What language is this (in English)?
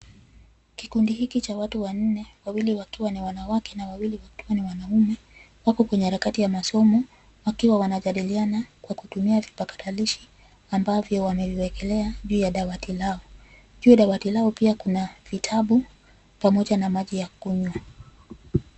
Swahili